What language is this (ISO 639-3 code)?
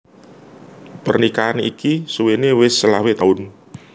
jav